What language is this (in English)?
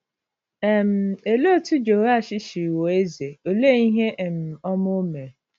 Igbo